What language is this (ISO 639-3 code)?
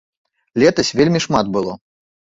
bel